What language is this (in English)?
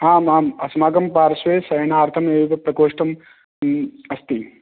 Sanskrit